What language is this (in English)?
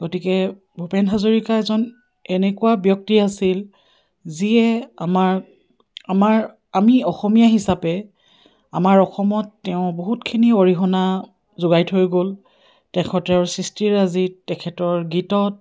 Assamese